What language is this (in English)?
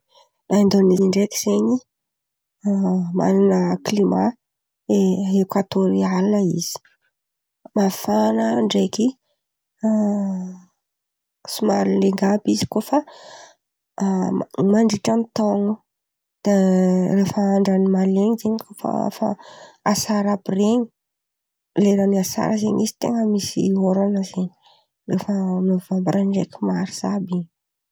Antankarana Malagasy